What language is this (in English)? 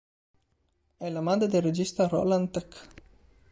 Italian